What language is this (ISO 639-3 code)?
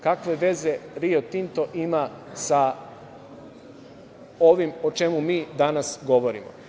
srp